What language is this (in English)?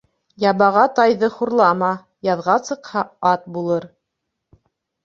Bashkir